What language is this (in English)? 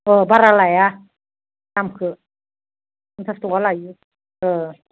Bodo